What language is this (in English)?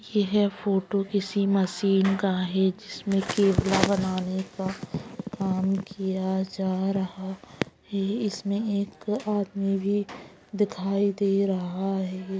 Magahi